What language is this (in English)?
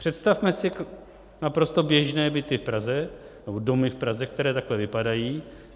Czech